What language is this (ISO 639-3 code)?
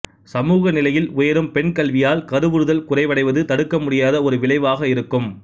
tam